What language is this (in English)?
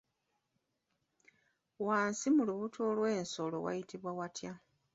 Ganda